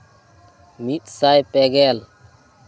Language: Santali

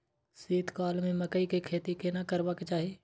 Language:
Maithili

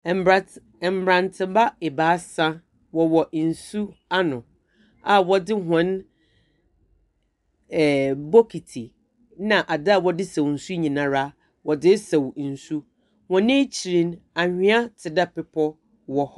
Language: Akan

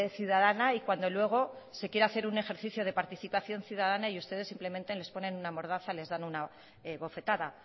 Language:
Spanish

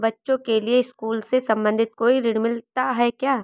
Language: Hindi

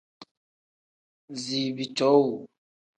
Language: Tem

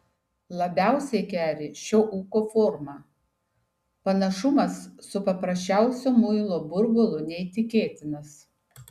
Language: Lithuanian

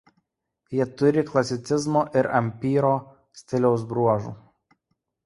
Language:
Lithuanian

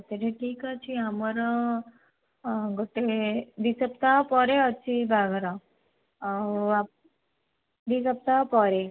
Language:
Odia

